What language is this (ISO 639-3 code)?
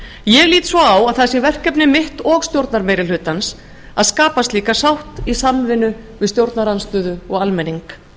isl